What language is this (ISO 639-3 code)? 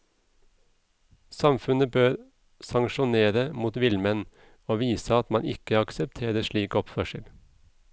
nor